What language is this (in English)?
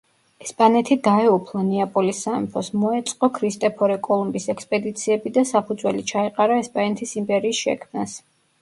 Georgian